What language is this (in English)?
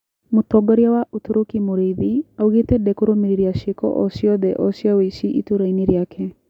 Kikuyu